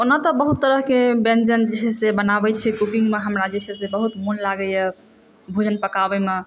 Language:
Maithili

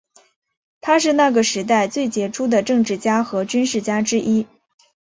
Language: Chinese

